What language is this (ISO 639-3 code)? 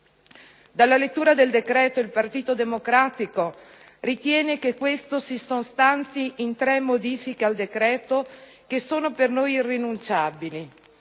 ita